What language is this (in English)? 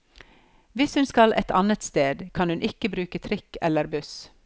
Norwegian